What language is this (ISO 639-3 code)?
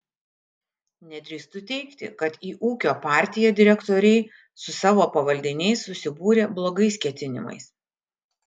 lit